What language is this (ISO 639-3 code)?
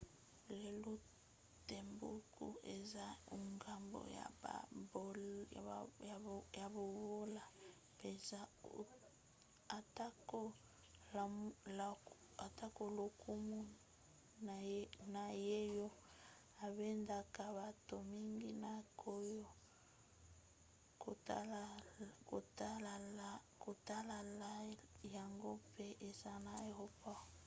lin